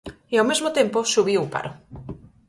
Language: Galician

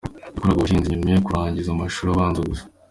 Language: Kinyarwanda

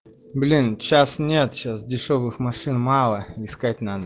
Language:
Russian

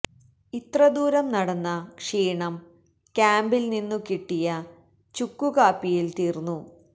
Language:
Malayalam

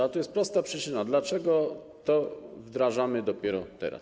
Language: Polish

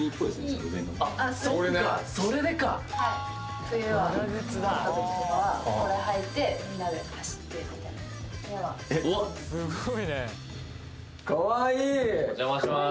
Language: Japanese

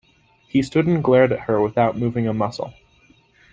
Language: English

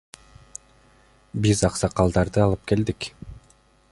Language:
Kyrgyz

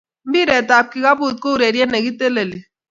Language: Kalenjin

